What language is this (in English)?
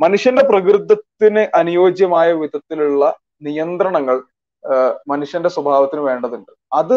Malayalam